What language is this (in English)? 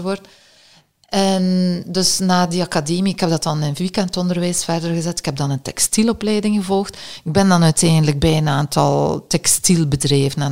Dutch